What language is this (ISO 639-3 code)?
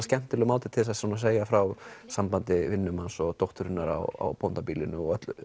isl